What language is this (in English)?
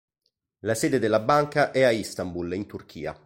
Italian